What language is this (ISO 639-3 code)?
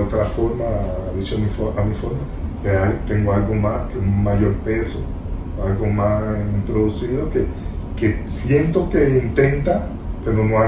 spa